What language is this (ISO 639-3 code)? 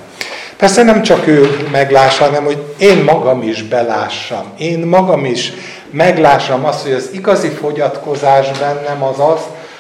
hun